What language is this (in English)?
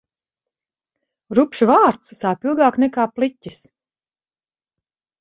Latvian